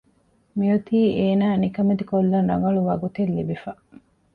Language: Divehi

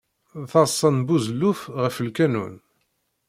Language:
Kabyle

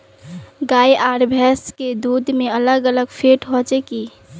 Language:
Magahi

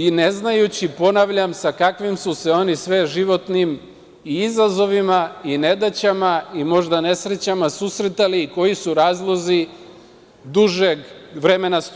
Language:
Serbian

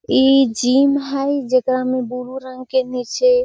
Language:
Magahi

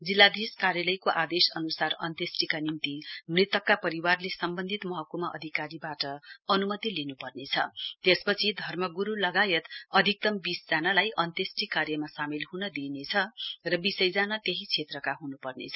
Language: Nepali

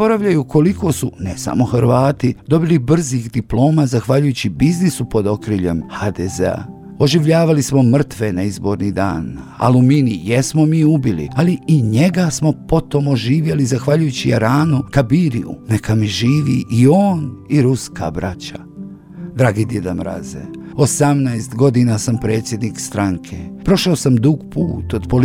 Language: Croatian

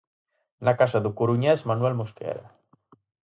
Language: Galician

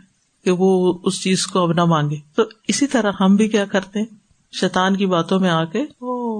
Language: Urdu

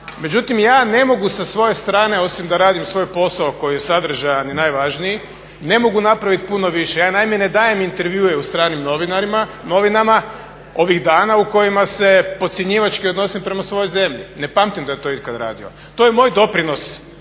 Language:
Croatian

